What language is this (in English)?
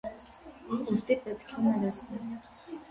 Armenian